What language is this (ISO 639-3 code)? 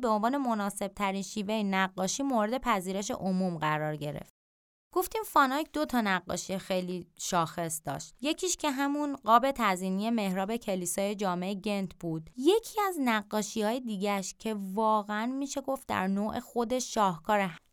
fas